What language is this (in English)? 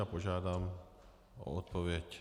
Czech